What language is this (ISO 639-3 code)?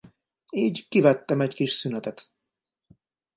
hun